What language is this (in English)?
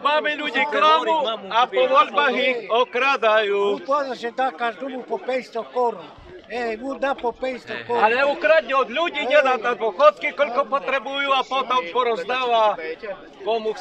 Romanian